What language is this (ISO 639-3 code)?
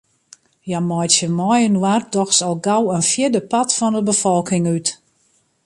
fry